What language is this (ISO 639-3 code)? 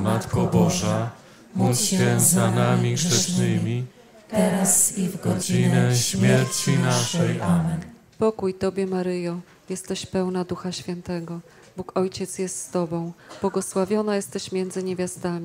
pol